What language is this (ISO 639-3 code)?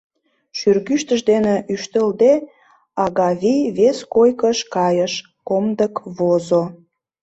chm